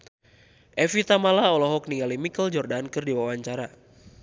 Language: Sundanese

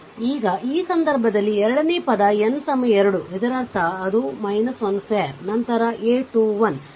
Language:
Kannada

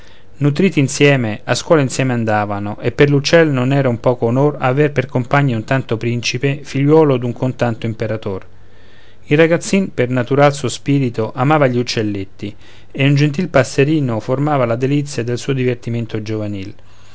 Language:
Italian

